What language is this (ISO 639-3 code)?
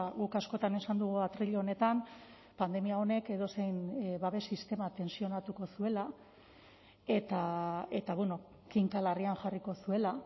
eus